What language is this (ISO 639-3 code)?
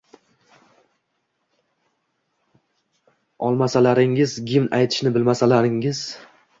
uzb